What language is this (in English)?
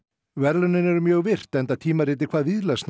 Icelandic